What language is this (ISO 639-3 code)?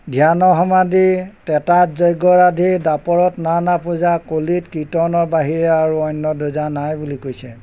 asm